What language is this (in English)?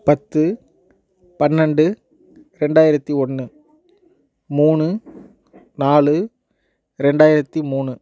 Tamil